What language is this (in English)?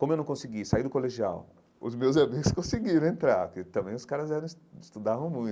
Portuguese